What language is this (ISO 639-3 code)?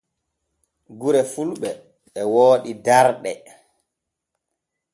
fue